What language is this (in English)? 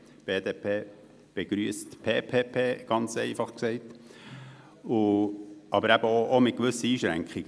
Swiss German